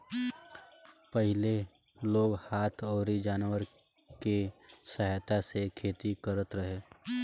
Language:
Bhojpuri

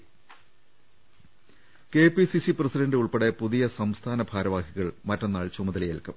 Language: Malayalam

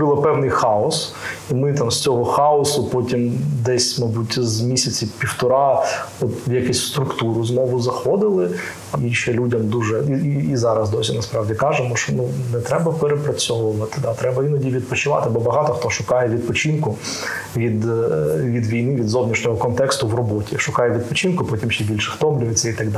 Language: Ukrainian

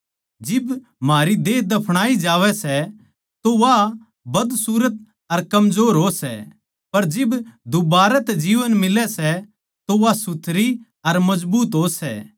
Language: Haryanvi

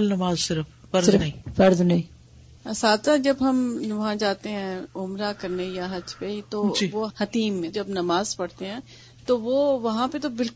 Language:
Urdu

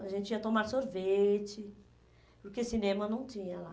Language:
Portuguese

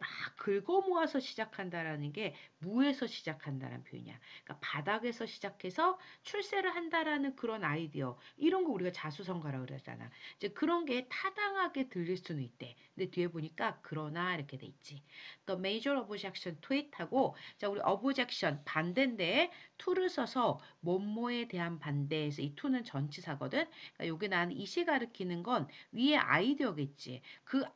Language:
Korean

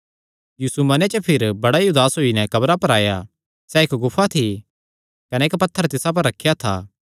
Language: Kangri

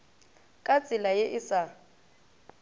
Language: Northern Sotho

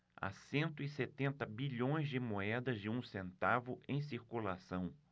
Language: Portuguese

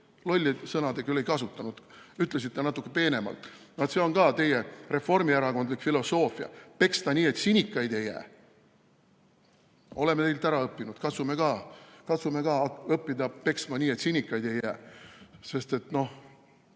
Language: Estonian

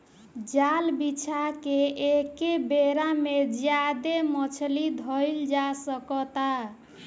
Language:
Bhojpuri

